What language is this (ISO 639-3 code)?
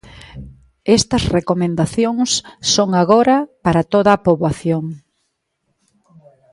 glg